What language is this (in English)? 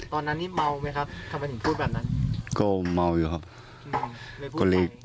Thai